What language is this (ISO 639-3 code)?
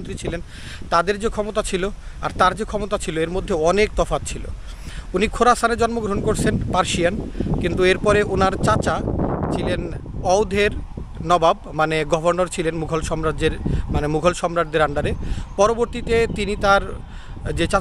ben